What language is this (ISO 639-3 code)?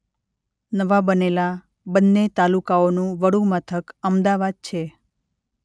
guj